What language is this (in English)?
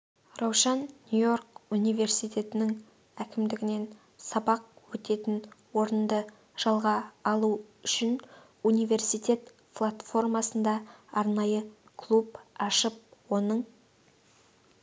Kazakh